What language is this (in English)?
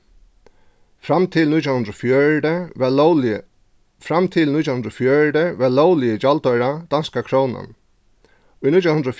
Faroese